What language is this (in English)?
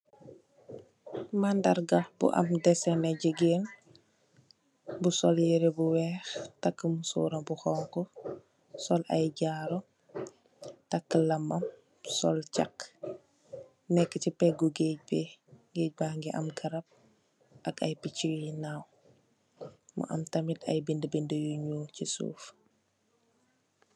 Wolof